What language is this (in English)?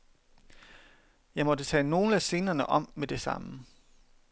Danish